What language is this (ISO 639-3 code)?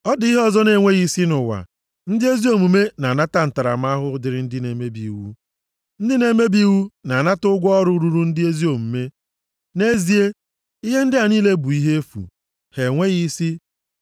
ibo